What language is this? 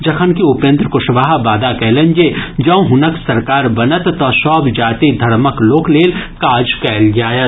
Maithili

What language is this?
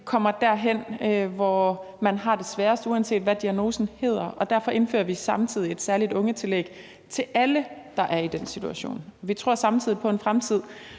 Danish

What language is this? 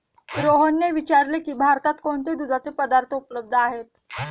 Marathi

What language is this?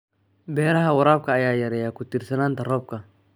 Somali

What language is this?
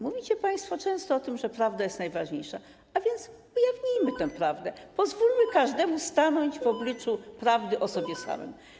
Polish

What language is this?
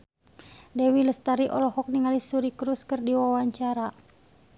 Sundanese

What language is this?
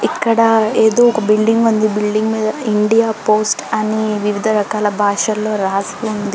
Telugu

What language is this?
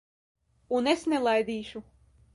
Latvian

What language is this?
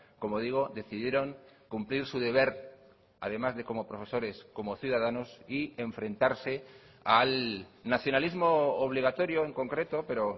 Spanish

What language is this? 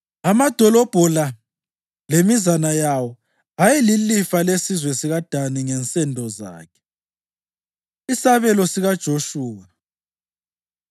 North Ndebele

